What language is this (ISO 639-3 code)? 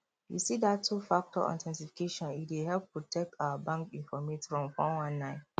pcm